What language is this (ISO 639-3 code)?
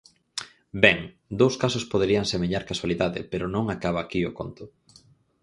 glg